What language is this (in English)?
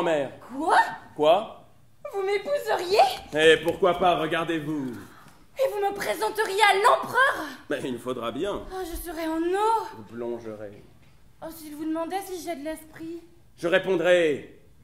French